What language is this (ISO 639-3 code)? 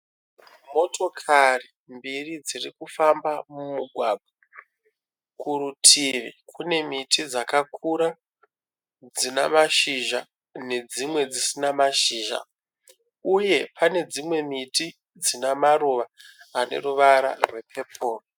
sna